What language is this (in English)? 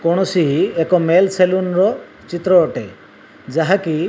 Odia